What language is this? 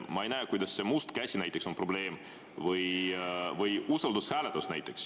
Estonian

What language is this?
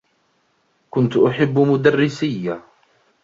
Arabic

